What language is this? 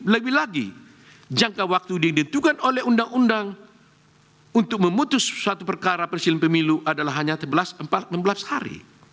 Indonesian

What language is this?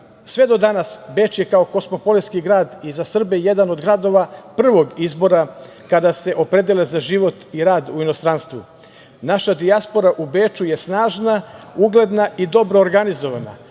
Serbian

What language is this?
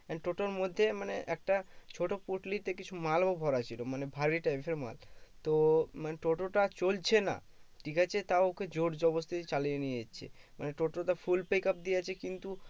Bangla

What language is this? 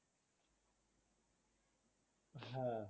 Bangla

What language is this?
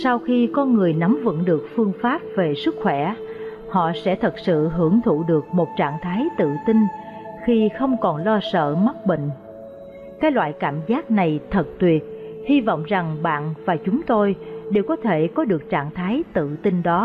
Vietnamese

